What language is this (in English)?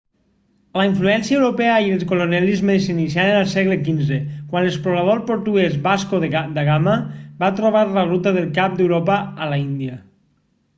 Catalan